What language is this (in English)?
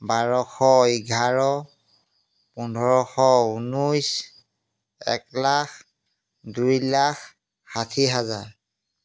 Assamese